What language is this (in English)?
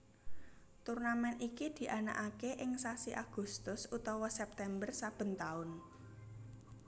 Javanese